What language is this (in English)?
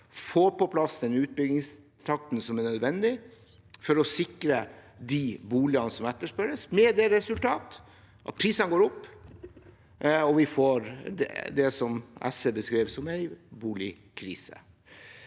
Norwegian